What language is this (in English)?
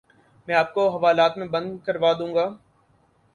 Urdu